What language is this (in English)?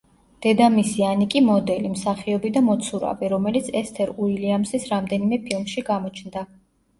Georgian